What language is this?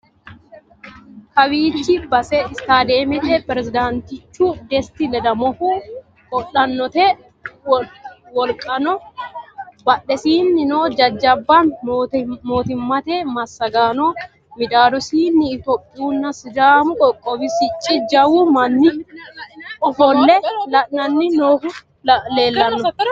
Sidamo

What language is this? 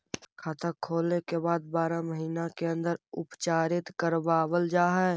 Magahi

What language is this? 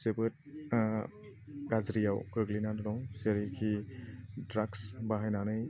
Bodo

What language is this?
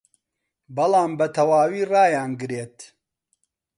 Central Kurdish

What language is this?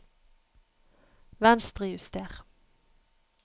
Norwegian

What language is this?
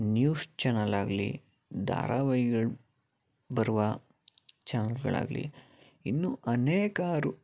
Kannada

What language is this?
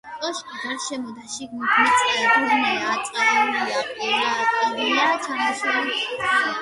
Georgian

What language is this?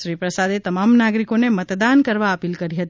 Gujarati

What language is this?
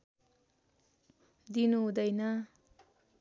Nepali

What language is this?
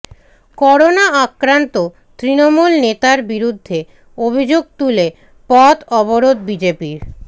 Bangla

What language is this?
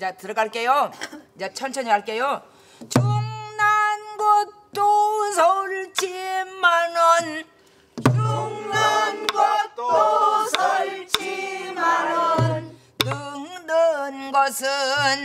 Korean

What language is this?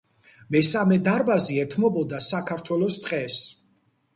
Georgian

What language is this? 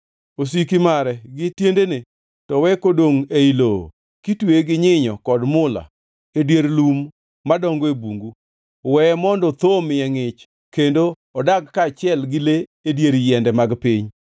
Luo (Kenya and Tanzania)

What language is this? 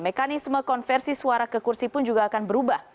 Indonesian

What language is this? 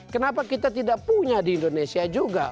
Indonesian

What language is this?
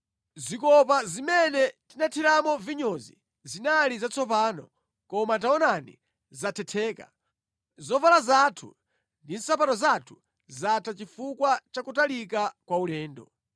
Nyanja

